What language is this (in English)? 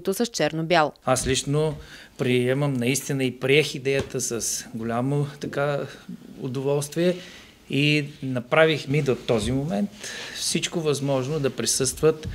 Bulgarian